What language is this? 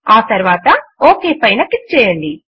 Telugu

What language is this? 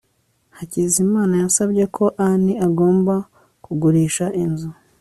Kinyarwanda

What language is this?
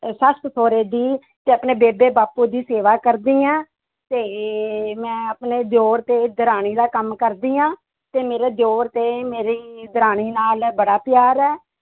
Punjabi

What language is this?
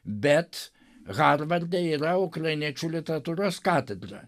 Lithuanian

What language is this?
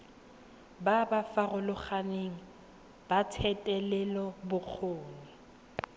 Tswana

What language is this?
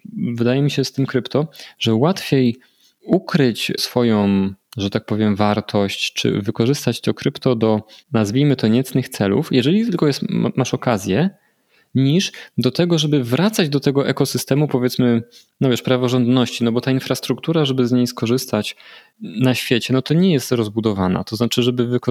Polish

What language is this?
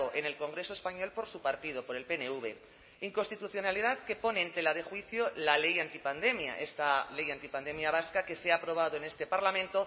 Spanish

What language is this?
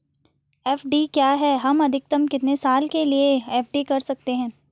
Hindi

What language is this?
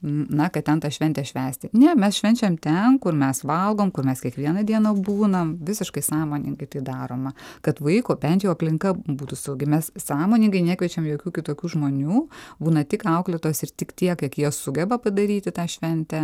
Lithuanian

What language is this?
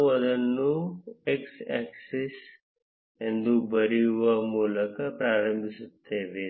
Kannada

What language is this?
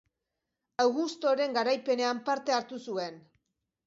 Basque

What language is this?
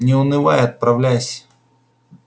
Russian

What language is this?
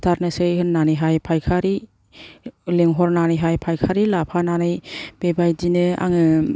Bodo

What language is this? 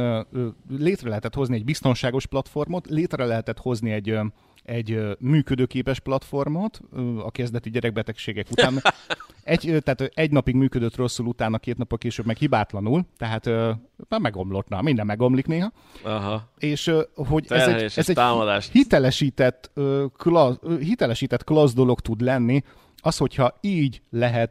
Hungarian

